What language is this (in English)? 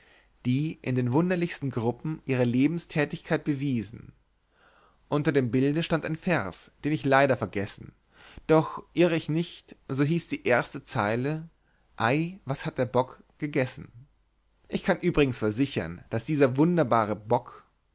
German